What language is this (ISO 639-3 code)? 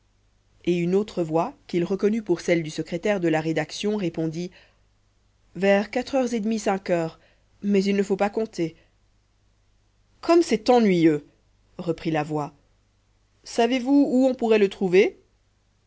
fra